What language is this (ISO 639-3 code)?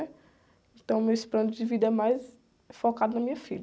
por